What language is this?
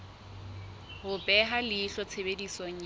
Southern Sotho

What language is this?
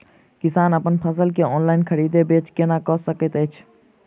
Maithili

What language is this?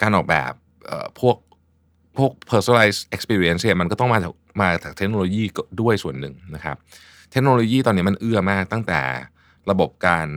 Thai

